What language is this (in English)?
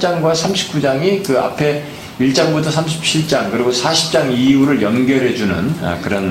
Korean